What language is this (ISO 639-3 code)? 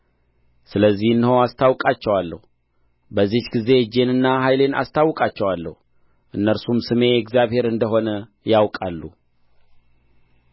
amh